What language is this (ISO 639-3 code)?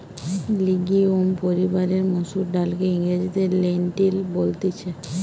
ben